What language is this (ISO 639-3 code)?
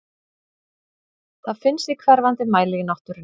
isl